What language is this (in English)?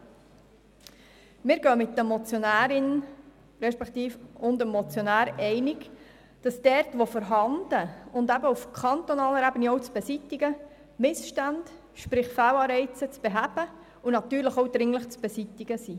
Swiss German